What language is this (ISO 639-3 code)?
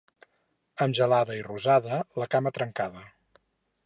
cat